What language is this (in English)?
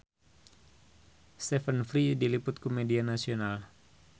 Sundanese